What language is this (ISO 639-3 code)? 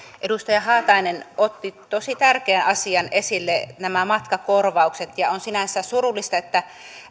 fin